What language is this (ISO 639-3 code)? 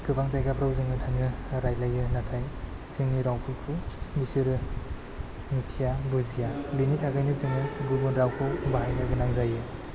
brx